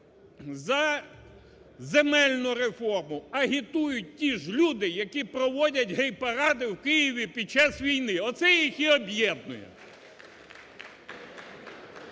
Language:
Ukrainian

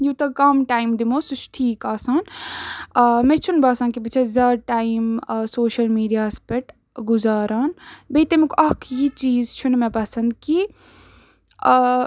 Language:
Kashmiri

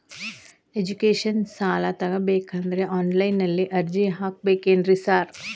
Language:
Kannada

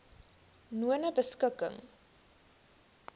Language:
Afrikaans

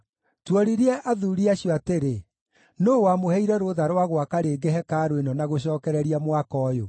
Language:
Kikuyu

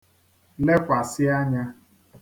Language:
Igbo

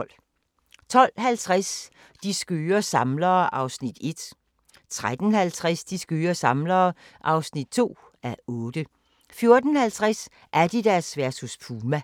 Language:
Danish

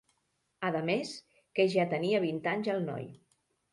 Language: Catalan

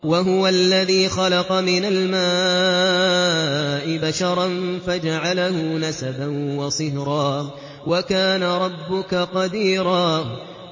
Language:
Arabic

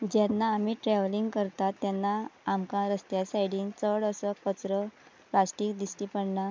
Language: Konkani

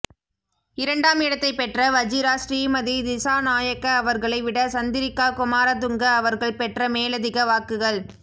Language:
Tamil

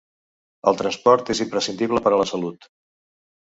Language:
Catalan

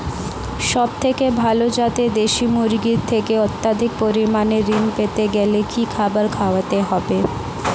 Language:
Bangla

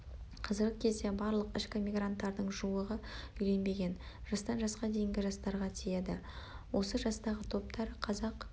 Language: Kazakh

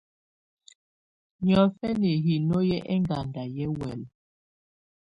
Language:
Tunen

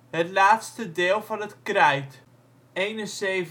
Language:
Dutch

